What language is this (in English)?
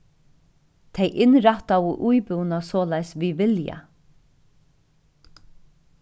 Faroese